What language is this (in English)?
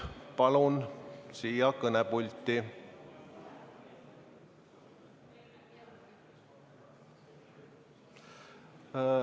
Estonian